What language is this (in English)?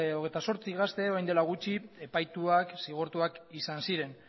Basque